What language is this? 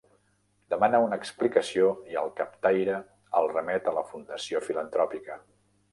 Catalan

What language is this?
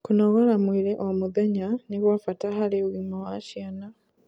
Kikuyu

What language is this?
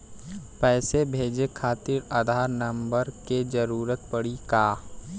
Bhojpuri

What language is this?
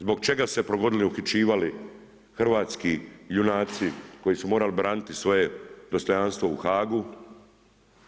Croatian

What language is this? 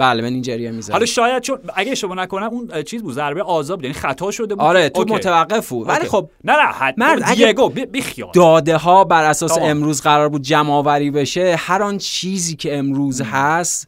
Persian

